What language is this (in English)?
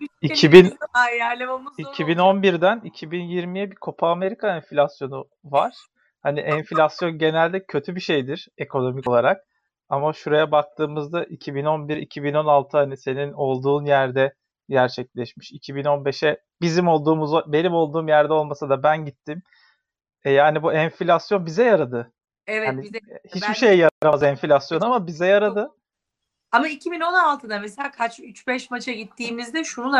Turkish